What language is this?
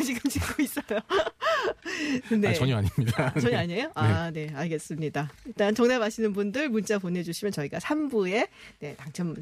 Korean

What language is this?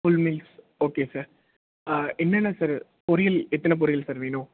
Tamil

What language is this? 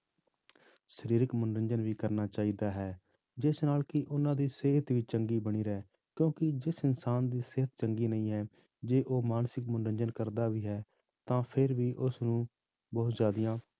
Punjabi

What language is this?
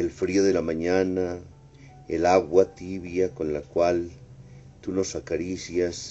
Spanish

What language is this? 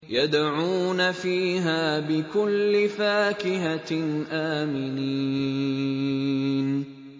Arabic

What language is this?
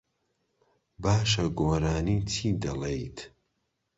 Central Kurdish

